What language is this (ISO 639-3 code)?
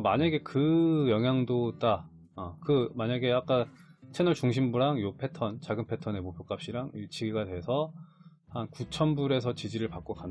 kor